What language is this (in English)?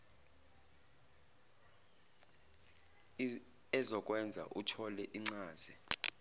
Zulu